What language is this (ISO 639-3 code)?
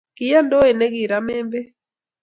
kln